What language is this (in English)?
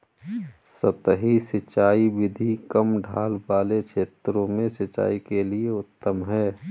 Hindi